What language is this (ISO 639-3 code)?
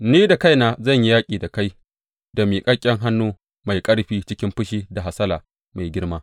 hau